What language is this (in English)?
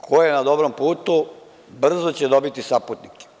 Serbian